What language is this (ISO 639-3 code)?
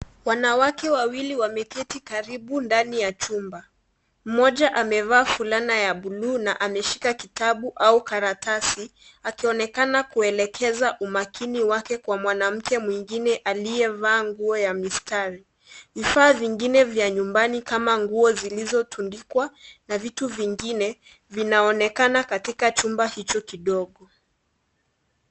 swa